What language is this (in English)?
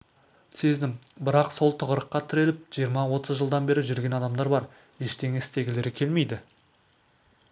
Kazakh